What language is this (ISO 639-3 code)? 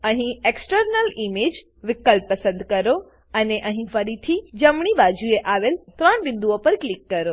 guj